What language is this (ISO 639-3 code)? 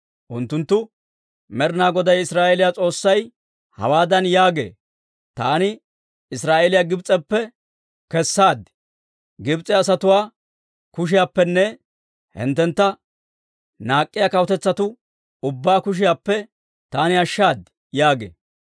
dwr